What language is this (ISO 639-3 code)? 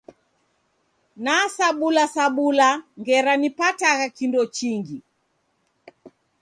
dav